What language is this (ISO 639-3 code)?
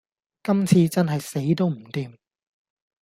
yue